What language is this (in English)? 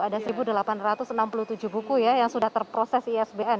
Indonesian